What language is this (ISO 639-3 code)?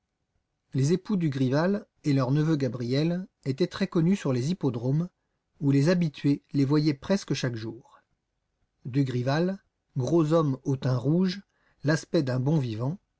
fra